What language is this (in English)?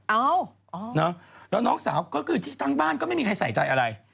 Thai